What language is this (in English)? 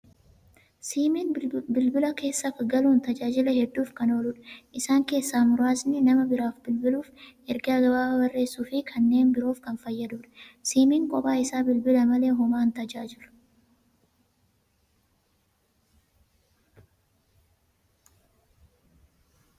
Oromo